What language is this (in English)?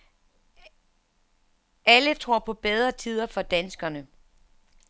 Danish